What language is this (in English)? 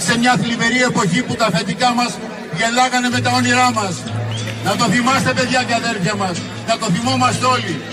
Greek